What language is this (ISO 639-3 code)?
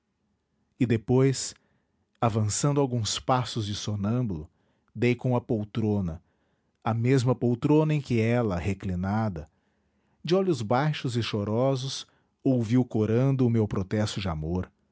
por